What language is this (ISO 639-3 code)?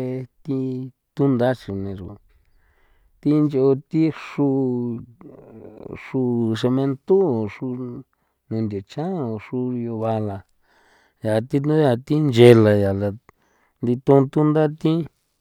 pow